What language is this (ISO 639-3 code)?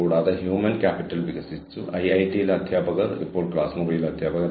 mal